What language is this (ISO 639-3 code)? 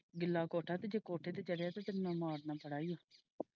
pan